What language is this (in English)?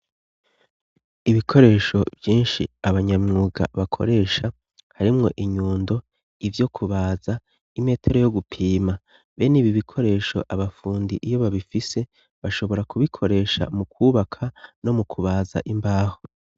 Rundi